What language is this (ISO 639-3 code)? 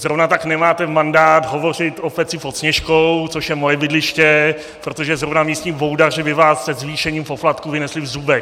ces